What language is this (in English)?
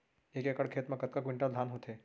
Chhattisgarhi